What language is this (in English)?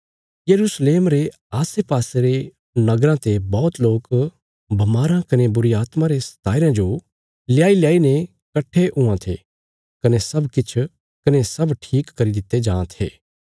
Bilaspuri